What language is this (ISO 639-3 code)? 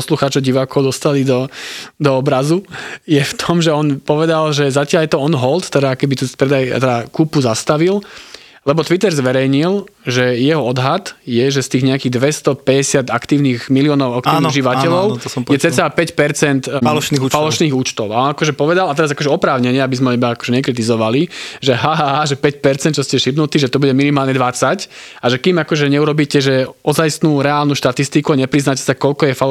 slk